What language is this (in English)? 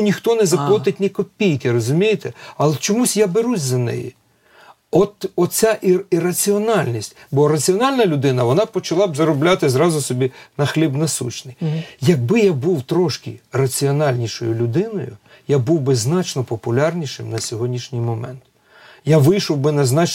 Ukrainian